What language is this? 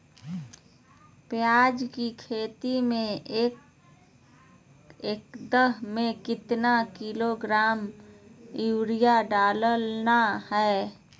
Magahi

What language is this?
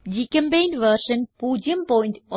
Malayalam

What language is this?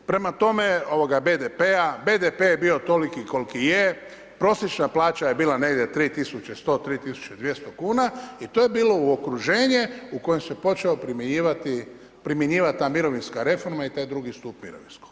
Croatian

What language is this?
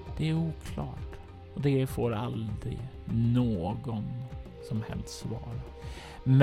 Swedish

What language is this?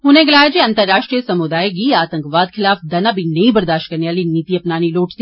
Dogri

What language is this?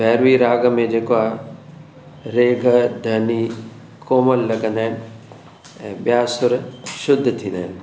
Sindhi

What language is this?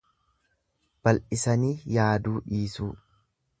Oromo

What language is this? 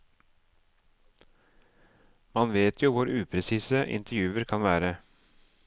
Norwegian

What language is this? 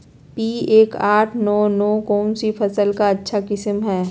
Magahi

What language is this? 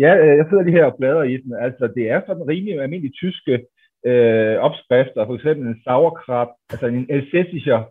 Danish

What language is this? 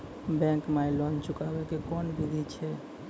Maithili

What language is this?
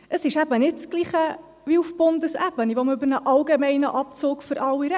Swiss German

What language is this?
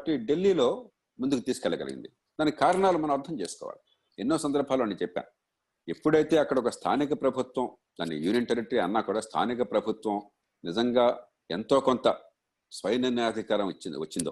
Telugu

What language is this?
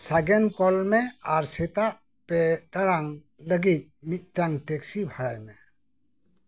Santali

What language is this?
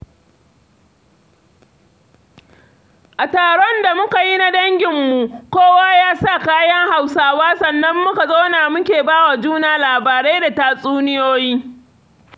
Hausa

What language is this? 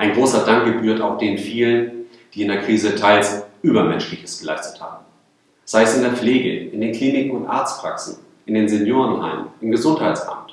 German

